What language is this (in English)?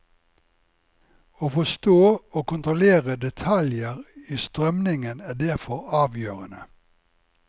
Norwegian